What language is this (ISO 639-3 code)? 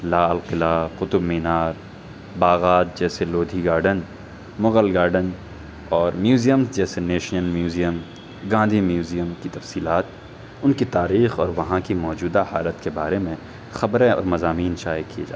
urd